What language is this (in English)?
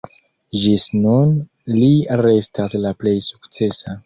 Esperanto